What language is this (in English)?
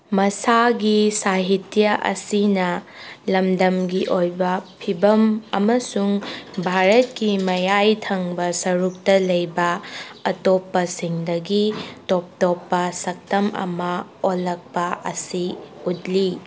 Manipuri